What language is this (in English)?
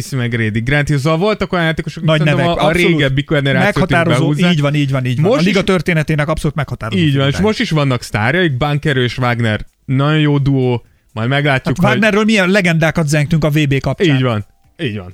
Hungarian